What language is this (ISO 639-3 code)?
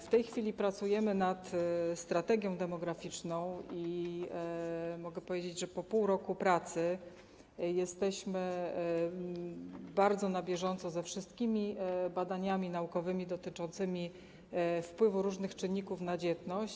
pol